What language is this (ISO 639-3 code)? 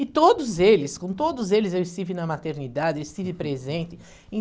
por